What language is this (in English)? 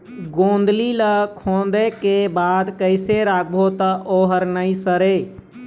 Chhattisgarhi